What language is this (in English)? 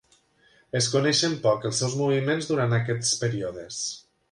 Catalan